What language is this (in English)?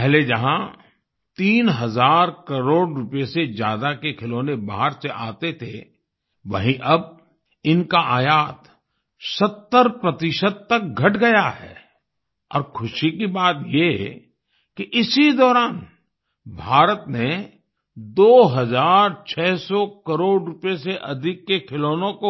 Hindi